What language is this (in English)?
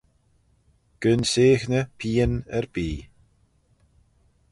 Manx